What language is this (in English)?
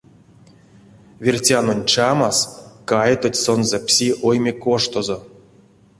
Erzya